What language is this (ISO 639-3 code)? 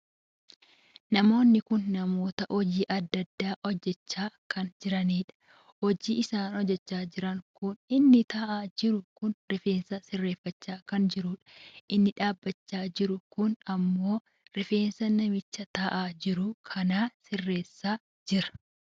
orm